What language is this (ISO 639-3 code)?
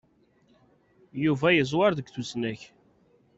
kab